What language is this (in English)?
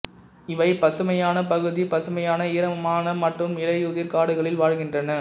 Tamil